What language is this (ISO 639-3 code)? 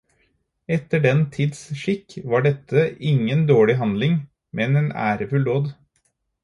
nob